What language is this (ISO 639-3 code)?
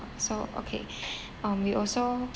eng